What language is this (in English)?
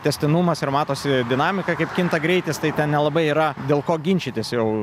Lithuanian